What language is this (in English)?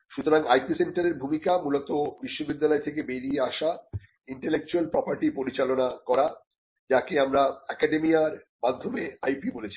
Bangla